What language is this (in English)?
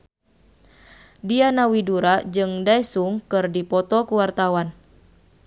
Sundanese